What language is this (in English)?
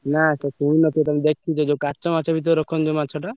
Odia